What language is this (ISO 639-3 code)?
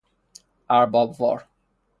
fas